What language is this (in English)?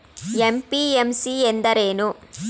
Kannada